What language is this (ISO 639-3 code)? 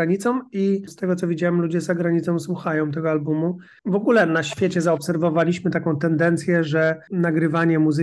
pol